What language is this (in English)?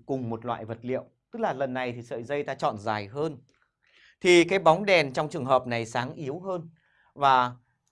Vietnamese